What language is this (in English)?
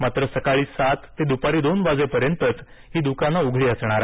Marathi